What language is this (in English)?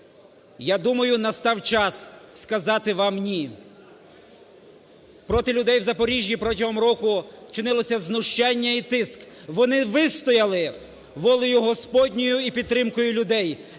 Ukrainian